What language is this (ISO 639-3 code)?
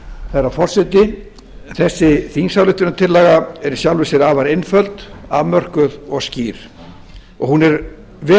isl